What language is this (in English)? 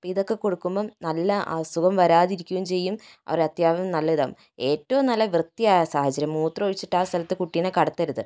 Malayalam